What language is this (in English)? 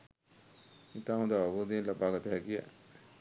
Sinhala